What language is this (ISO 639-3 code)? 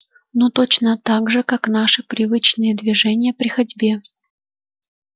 rus